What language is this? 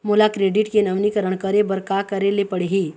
Chhattisgarhi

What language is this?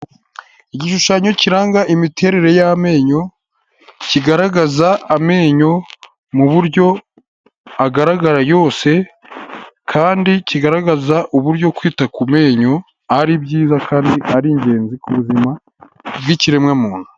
Kinyarwanda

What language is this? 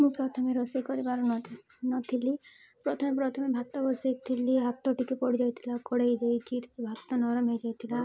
Odia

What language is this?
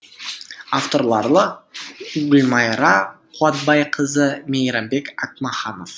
Kazakh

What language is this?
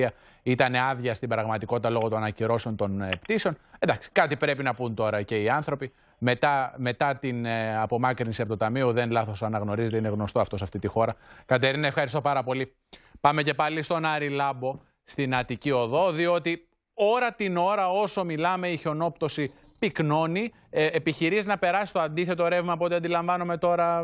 Greek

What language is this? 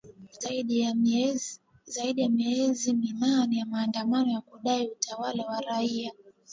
Swahili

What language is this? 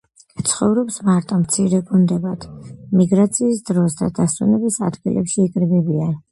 Georgian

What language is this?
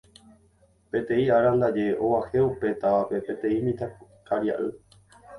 Guarani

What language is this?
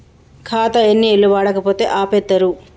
Telugu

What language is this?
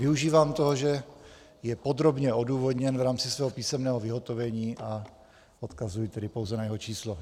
Czech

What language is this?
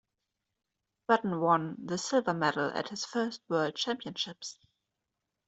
English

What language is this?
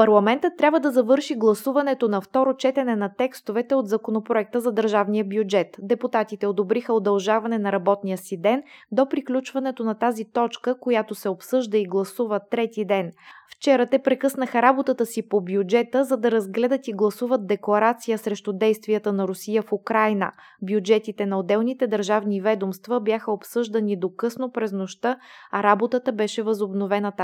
Bulgarian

